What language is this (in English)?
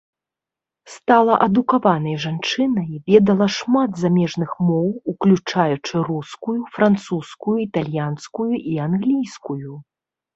Belarusian